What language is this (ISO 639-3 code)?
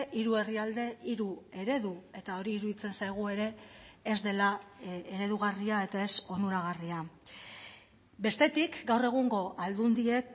eus